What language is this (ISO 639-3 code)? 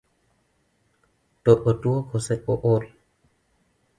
luo